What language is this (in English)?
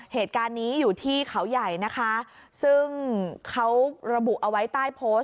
Thai